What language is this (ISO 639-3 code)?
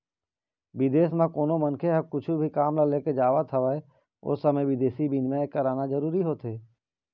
hne